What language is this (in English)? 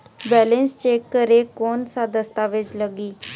Chhattisgarhi